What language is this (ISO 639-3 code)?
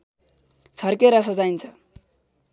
nep